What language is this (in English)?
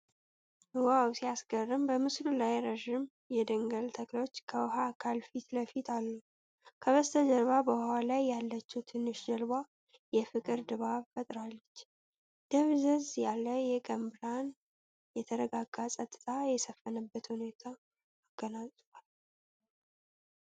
Amharic